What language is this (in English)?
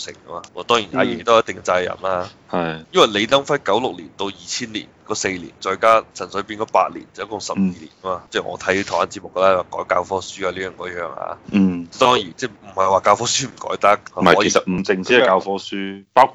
Chinese